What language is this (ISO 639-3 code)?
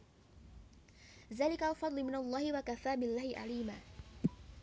jav